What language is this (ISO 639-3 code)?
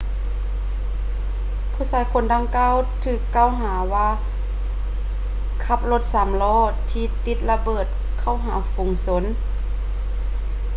lao